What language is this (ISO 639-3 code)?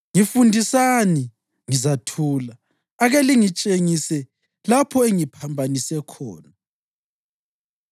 nde